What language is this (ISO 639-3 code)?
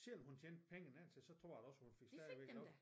dan